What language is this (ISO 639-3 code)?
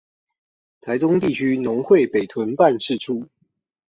zho